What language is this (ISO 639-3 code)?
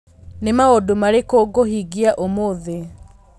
kik